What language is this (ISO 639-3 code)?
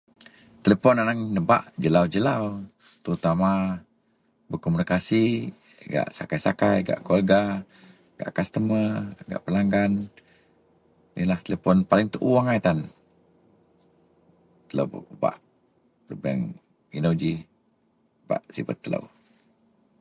mel